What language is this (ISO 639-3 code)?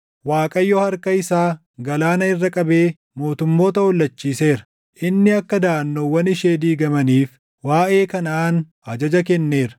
orm